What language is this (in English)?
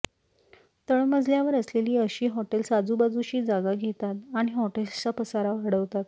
Marathi